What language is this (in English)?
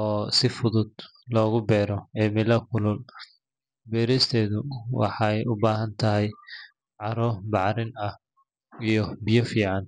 Somali